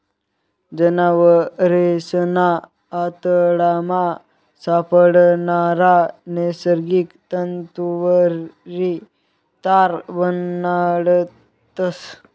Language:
Marathi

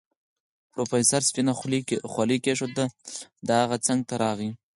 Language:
Pashto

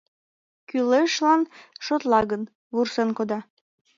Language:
Mari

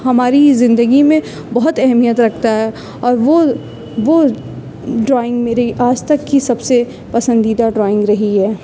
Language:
Urdu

